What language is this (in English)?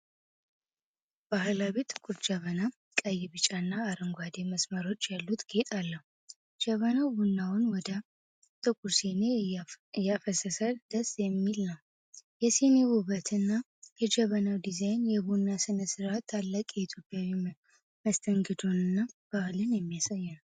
Amharic